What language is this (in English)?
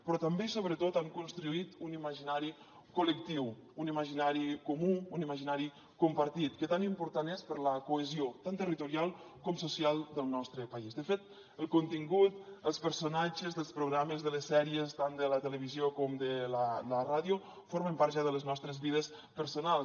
Catalan